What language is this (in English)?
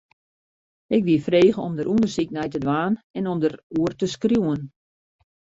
Western Frisian